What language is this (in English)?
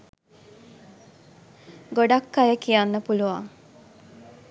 Sinhala